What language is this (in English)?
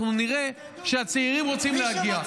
Hebrew